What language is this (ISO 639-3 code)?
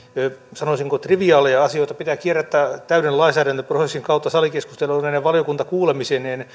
fin